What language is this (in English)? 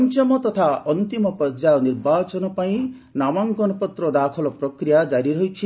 Odia